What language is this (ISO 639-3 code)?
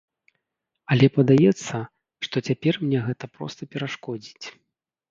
bel